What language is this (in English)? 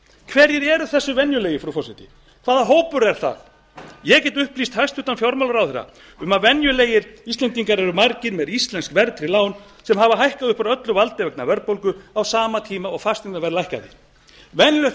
Icelandic